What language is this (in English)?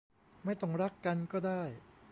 Thai